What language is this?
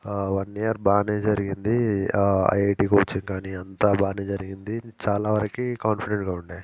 Telugu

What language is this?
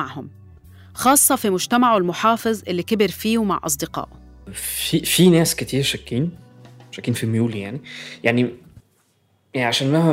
Arabic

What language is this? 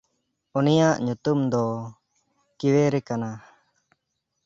Santali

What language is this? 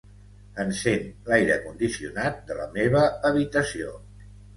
Catalan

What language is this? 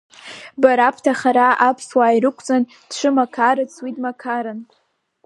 Abkhazian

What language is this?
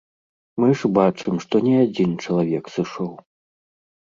Belarusian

